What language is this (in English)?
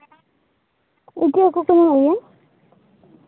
Santali